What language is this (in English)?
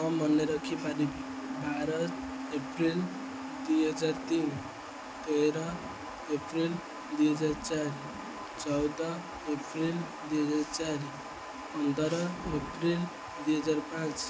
Odia